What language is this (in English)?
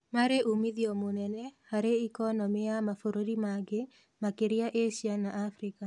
Kikuyu